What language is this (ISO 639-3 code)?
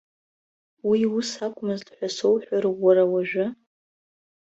abk